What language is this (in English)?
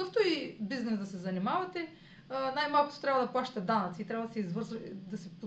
Bulgarian